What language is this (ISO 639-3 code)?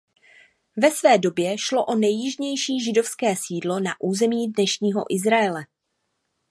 ces